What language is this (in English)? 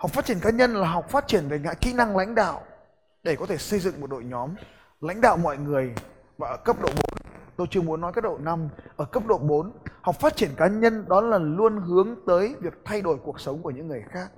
Vietnamese